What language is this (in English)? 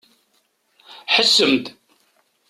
Kabyle